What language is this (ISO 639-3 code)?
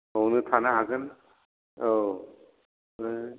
brx